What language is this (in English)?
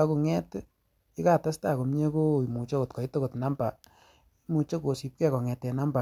Kalenjin